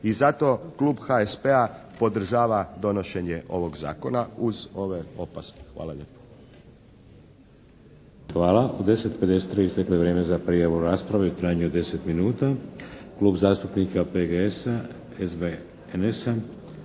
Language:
Croatian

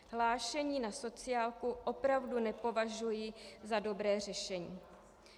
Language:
Czech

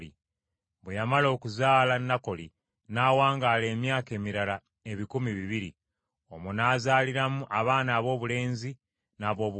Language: Ganda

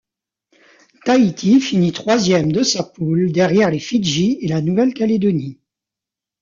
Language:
French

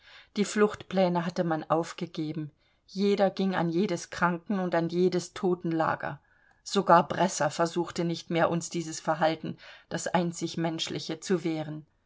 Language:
German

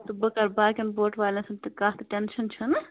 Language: Kashmiri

